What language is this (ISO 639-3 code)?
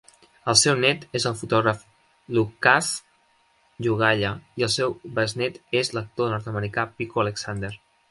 cat